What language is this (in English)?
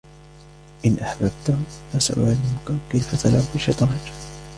Arabic